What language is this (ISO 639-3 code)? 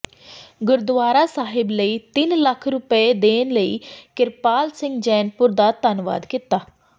pan